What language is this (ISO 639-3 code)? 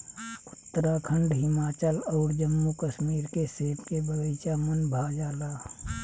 bho